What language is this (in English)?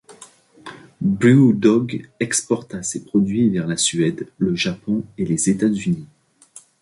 French